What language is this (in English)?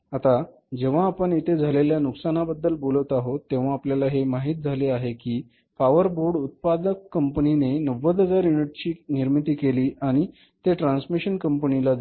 Marathi